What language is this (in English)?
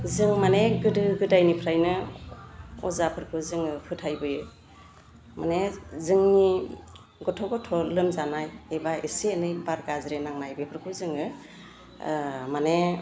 Bodo